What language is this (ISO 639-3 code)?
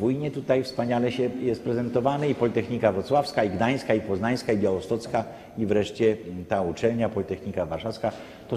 pol